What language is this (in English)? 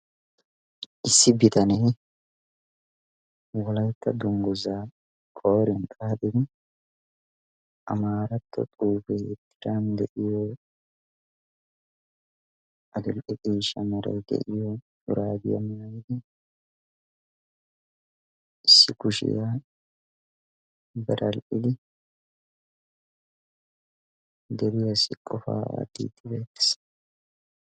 Wolaytta